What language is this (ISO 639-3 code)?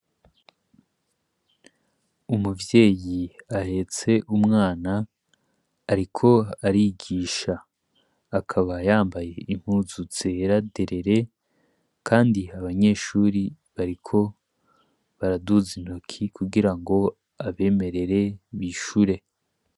run